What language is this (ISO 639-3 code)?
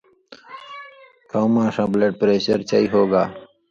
mvy